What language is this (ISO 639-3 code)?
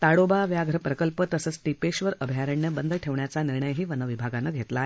mar